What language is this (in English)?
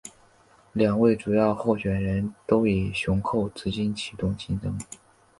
Chinese